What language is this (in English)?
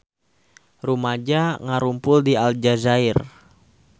Sundanese